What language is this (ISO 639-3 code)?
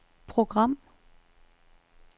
dan